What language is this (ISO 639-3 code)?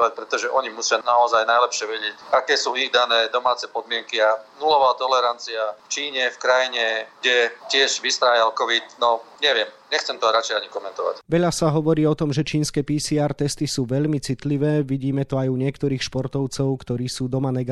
slk